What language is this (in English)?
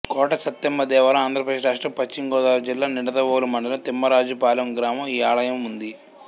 Telugu